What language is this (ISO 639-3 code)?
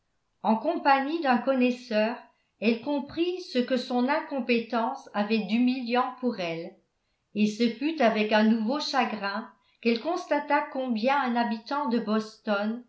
fra